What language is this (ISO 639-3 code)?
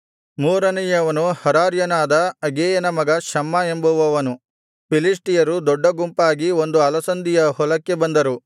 kan